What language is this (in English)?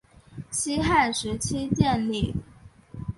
Chinese